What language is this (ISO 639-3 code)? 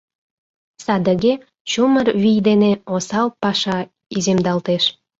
chm